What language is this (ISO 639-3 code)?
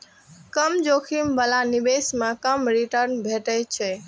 mai